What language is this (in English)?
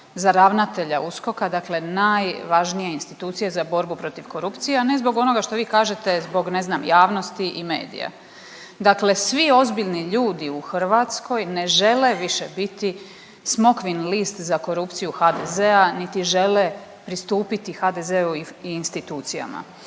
Croatian